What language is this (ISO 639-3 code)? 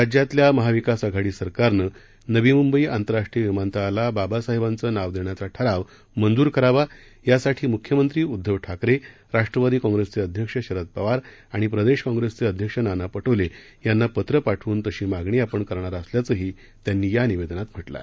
mar